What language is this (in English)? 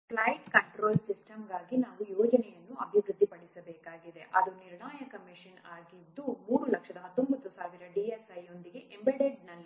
Kannada